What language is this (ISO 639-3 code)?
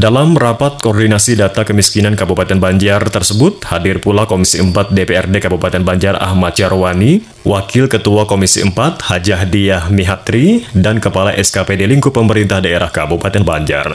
ind